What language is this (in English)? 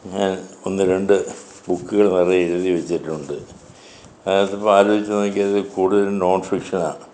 Malayalam